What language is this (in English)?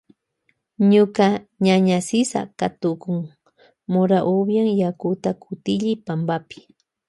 Loja Highland Quichua